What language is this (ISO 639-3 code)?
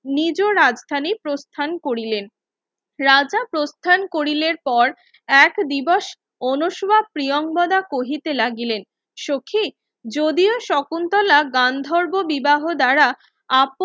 ben